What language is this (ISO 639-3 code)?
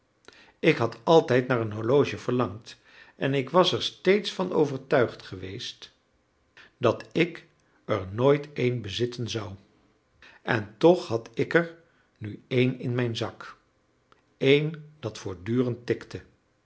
nld